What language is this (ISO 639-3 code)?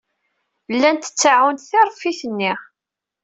kab